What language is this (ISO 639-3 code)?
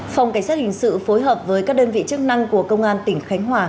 vie